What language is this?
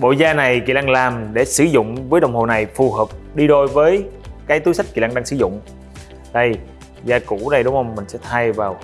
Vietnamese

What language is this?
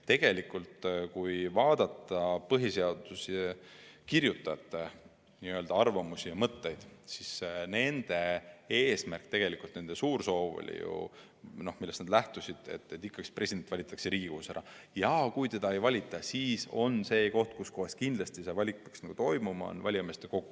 Estonian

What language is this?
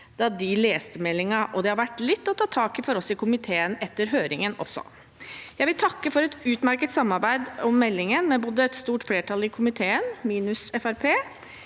Norwegian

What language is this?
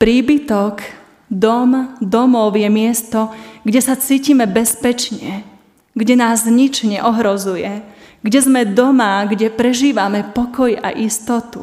Slovak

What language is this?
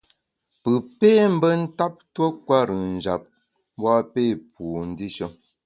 Bamun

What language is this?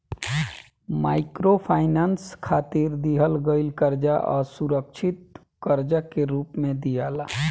Bhojpuri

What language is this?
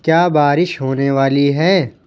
Urdu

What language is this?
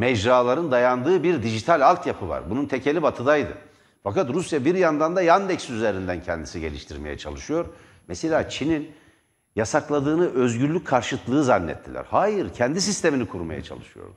Turkish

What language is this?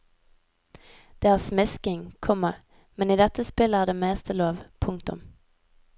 Norwegian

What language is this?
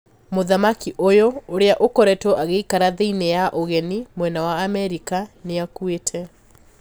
Kikuyu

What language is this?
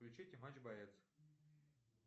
Russian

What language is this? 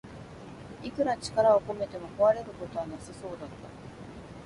Japanese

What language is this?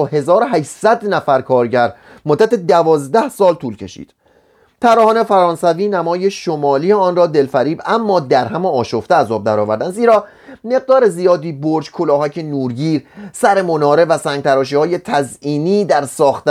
Persian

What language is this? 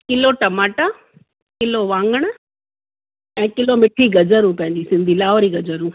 Sindhi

